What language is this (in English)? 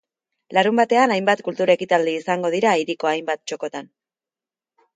Basque